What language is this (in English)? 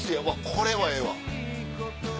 Japanese